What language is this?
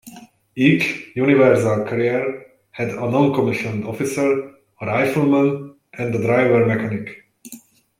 English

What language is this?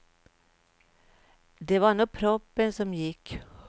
Swedish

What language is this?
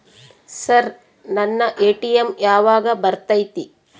Kannada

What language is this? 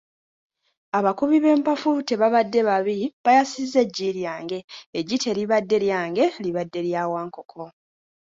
Ganda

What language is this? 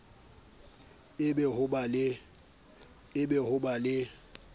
Southern Sotho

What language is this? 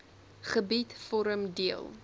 Afrikaans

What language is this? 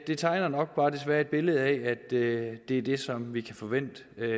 Danish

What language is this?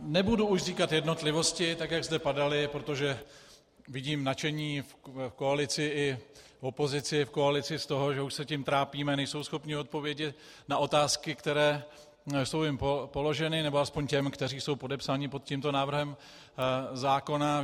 Czech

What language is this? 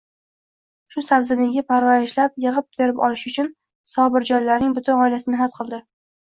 Uzbek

